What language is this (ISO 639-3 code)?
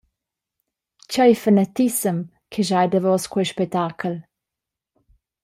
roh